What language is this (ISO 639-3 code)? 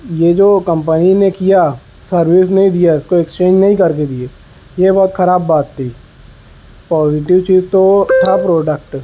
urd